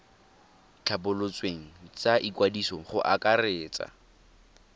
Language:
Tswana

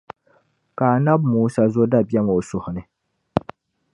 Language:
Dagbani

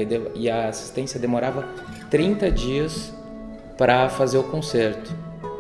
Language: Portuguese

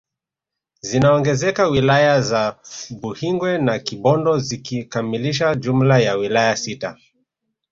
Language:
Swahili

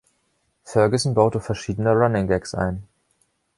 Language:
German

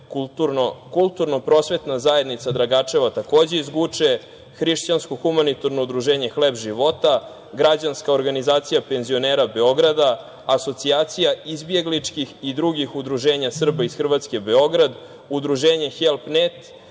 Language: Serbian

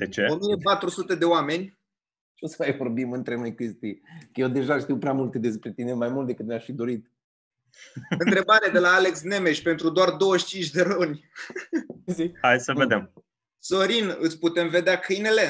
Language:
Romanian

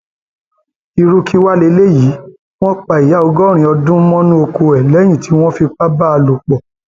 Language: Yoruba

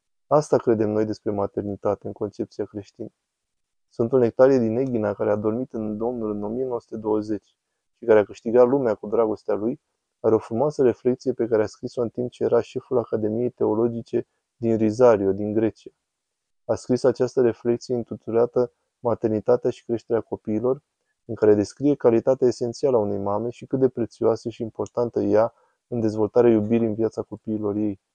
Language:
Romanian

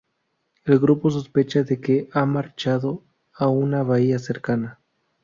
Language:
Spanish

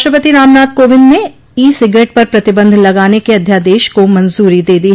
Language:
Hindi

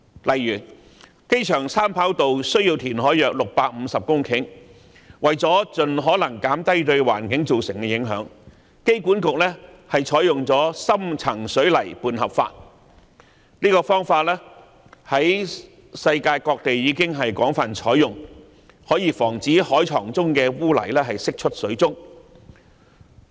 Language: Cantonese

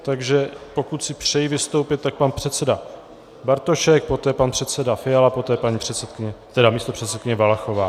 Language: Czech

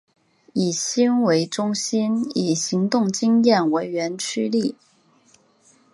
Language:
Chinese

